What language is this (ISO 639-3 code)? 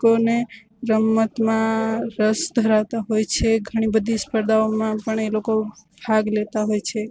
guj